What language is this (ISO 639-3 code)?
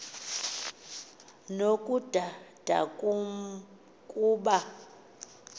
xho